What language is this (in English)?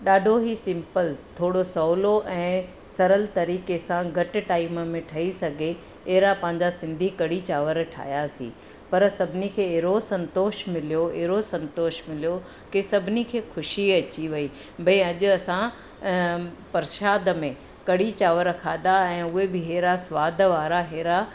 Sindhi